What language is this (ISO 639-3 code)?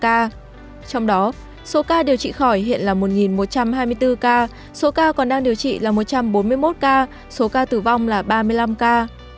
vie